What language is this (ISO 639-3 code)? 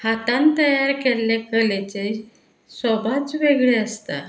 kok